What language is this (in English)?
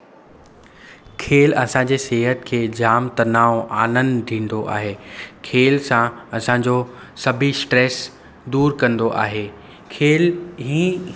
Sindhi